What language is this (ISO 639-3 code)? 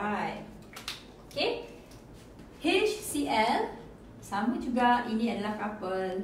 msa